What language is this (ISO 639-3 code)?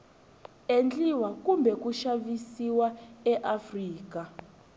tso